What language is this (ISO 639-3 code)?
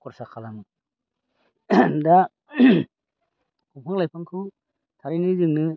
brx